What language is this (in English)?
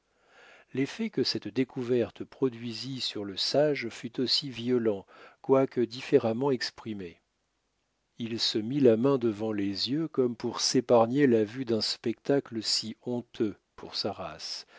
French